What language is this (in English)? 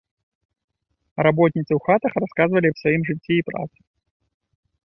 Belarusian